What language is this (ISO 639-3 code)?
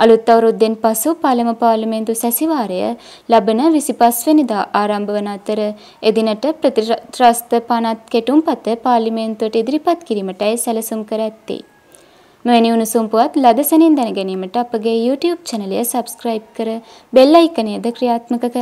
ron